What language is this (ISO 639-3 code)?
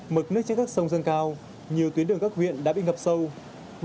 vie